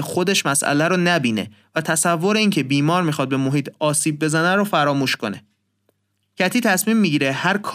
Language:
Persian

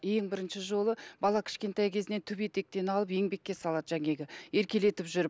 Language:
Kazakh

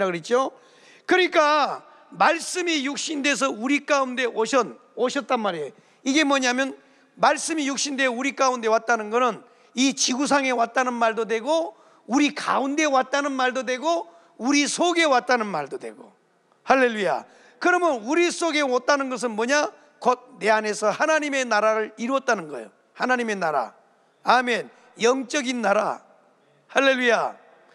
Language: Korean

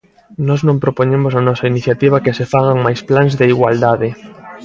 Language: Galician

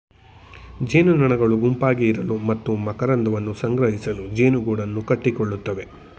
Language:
Kannada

